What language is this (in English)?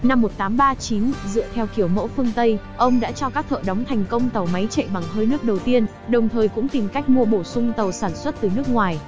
Vietnamese